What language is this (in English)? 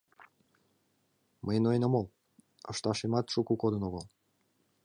Mari